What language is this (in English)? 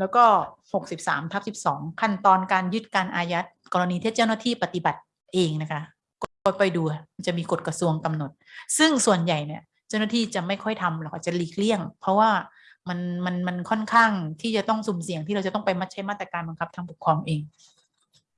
Thai